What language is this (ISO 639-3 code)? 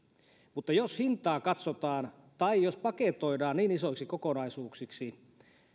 fin